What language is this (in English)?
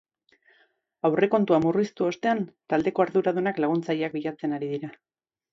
Basque